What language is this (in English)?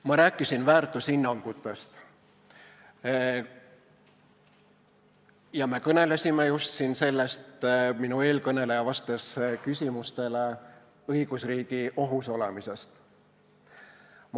Estonian